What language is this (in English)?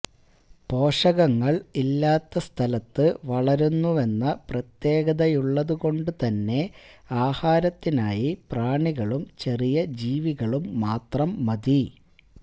Malayalam